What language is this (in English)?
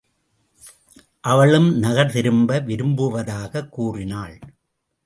Tamil